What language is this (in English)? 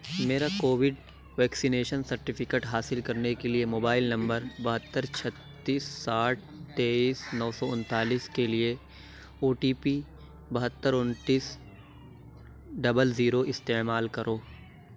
Urdu